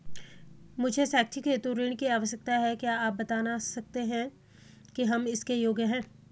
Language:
Hindi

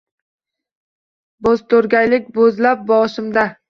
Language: Uzbek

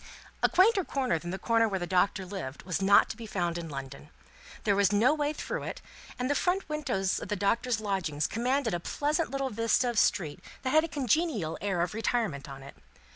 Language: English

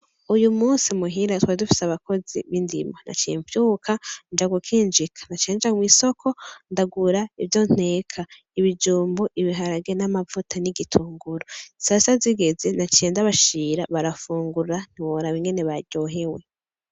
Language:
Rundi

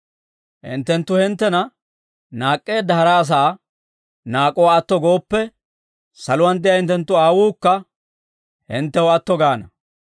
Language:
Dawro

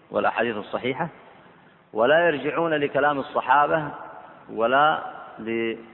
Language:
Arabic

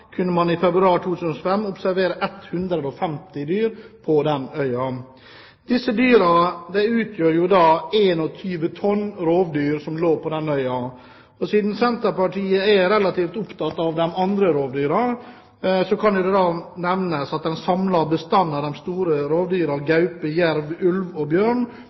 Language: Norwegian Bokmål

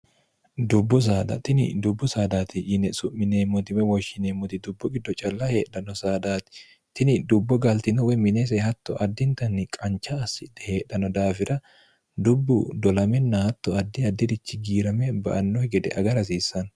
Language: Sidamo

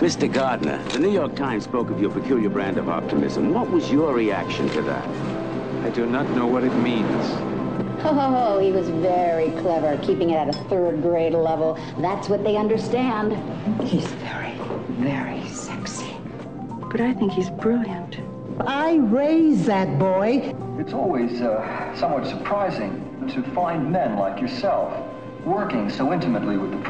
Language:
Persian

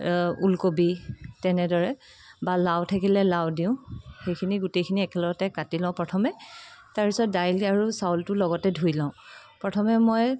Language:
Assamese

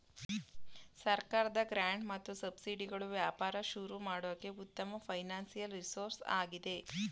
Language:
Kannada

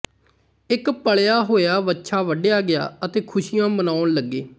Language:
Punjabi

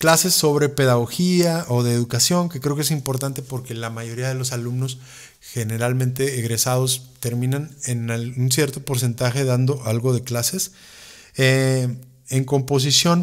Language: Spanish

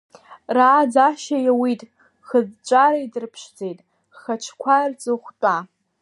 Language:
Abkhazian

